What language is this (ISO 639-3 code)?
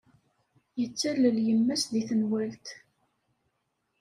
kab